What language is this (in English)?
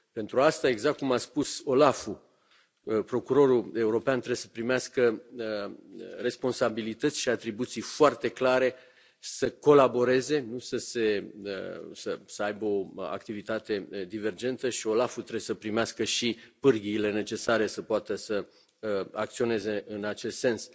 Romanian